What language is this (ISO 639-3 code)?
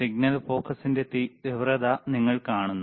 mal